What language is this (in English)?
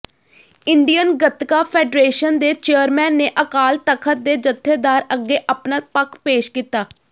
Punjabi